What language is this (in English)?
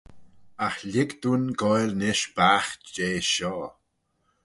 Manx